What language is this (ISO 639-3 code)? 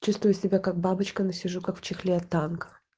rus